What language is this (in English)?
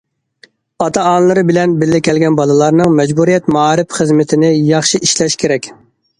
Uyghur